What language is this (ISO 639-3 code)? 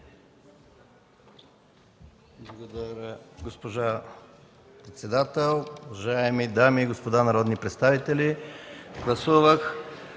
bul